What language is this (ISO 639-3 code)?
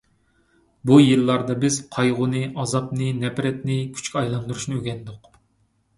uig